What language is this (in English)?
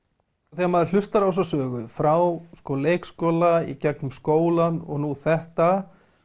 Icelandic